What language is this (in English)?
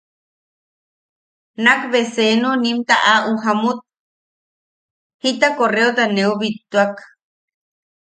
Yaqui